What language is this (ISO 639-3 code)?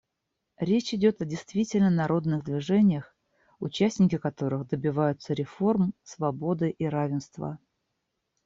rus